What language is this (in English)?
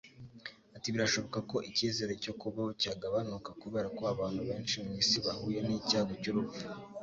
Kinyarwanda